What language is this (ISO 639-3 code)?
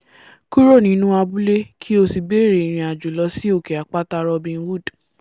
yor